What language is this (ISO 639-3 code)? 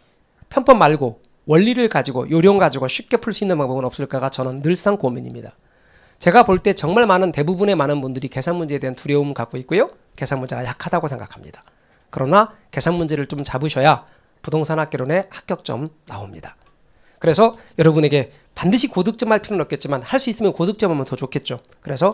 kor